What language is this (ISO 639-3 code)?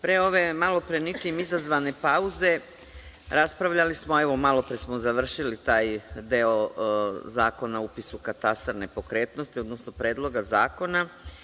srp